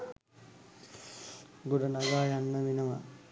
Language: Sinhala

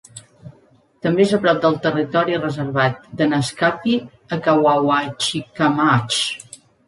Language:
Catalan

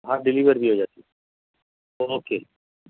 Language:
Urdu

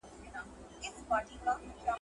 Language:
Pashto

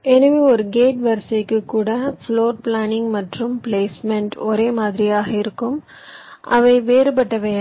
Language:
Tamil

